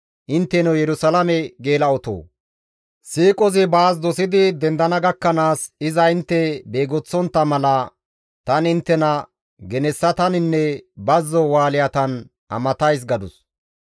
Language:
Gamo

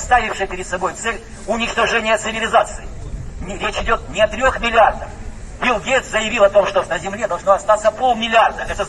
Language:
Ukrainian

